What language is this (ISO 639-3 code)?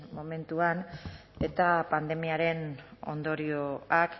eus